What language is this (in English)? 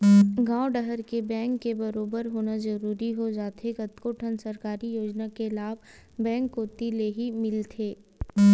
Chhattisgarhi